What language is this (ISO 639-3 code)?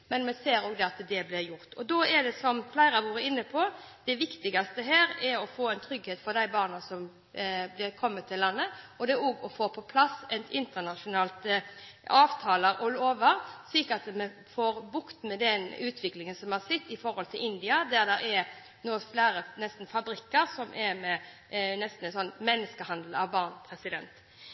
nob